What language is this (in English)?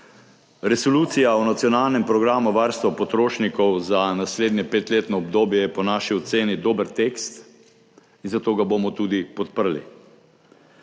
Slovenian